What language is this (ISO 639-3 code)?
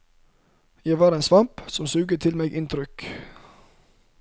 nor